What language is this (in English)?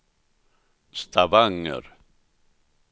Swedish